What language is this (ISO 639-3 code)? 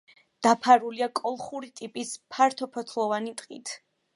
kat